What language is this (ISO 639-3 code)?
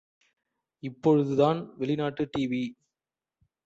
tam